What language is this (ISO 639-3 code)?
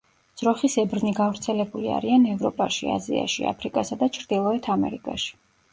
kat